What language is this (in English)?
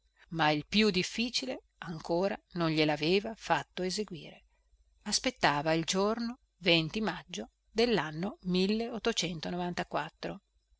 Italian